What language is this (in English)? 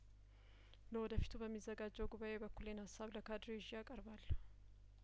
Amharic